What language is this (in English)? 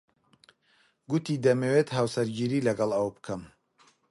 Central Kurdish